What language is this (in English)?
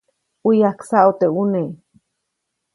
Copainalá Zoque